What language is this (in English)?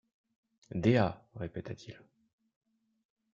French